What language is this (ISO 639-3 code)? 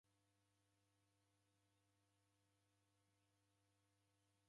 dav